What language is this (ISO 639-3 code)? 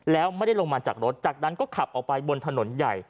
tha